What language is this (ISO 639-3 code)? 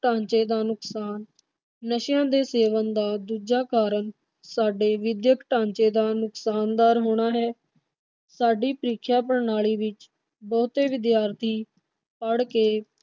pan